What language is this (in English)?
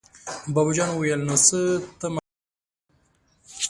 Pashto